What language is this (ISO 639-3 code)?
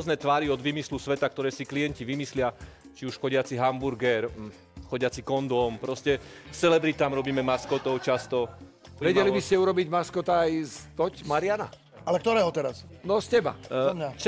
slk